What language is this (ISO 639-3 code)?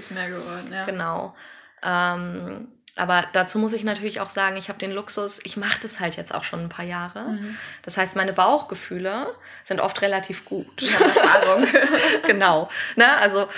deu